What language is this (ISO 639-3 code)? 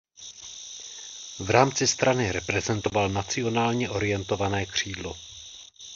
ces